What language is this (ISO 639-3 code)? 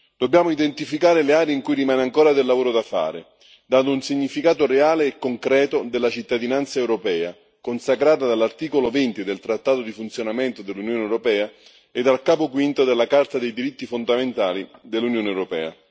ita